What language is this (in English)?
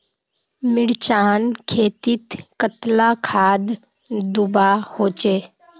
Magahi